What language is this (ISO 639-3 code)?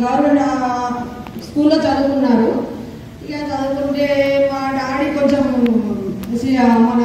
tel